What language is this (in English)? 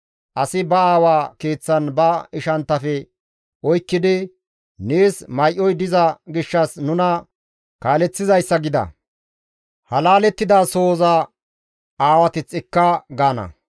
Gamo